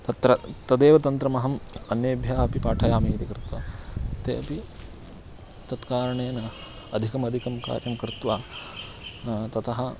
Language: Sanskrit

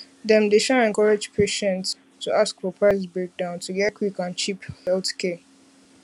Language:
Nigerian Pidgin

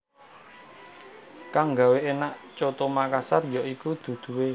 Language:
Javanese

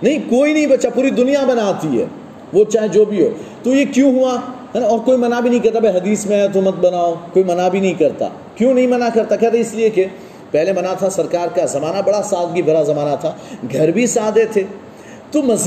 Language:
Urdu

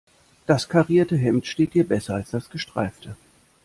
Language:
German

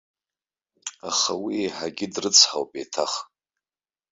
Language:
Abkhazian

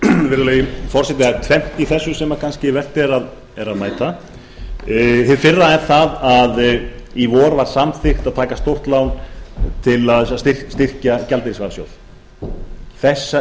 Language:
Icelandic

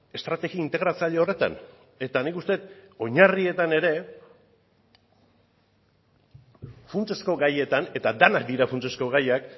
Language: Basque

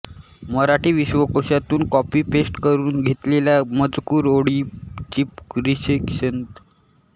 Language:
Marathi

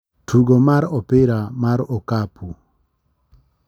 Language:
Luo (Kenya and Tanzania)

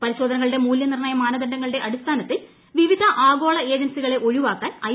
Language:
Malayalam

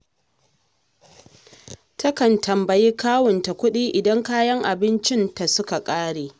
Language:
Hausa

